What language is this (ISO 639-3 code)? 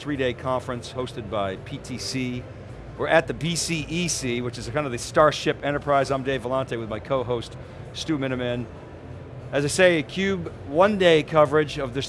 eng